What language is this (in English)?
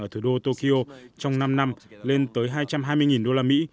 Vietnamese